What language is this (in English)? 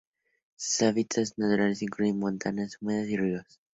Spanish